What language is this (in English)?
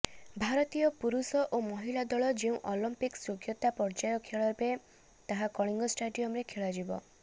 Odia